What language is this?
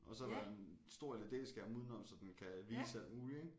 Danish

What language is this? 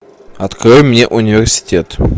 Russian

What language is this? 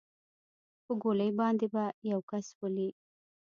Pashto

